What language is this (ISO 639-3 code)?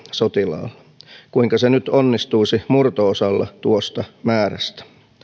fin